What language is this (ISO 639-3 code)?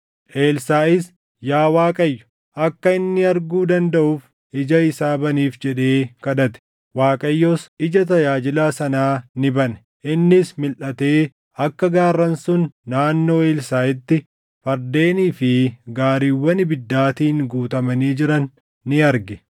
orm